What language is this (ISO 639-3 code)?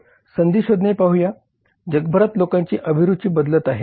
mar